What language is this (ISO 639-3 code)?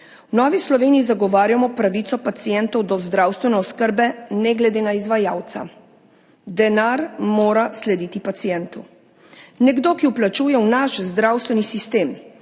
slv